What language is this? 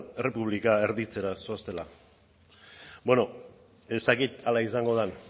Basque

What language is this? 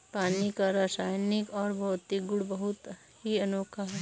Hindi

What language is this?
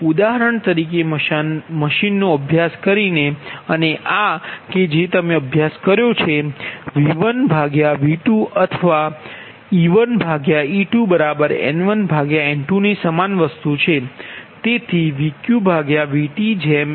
Gujarati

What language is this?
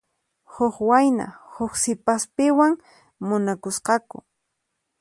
Puno Quechua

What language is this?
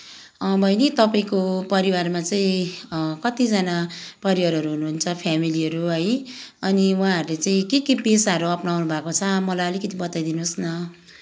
Nepali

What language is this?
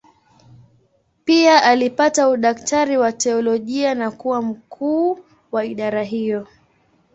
Swahili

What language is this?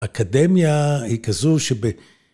Hebrew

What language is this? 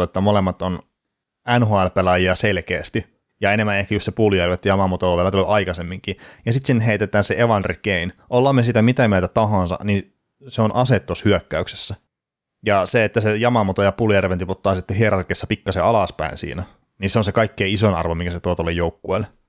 Finnish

